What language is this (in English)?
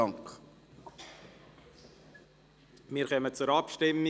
Swiss German